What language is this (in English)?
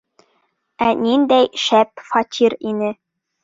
Bashkir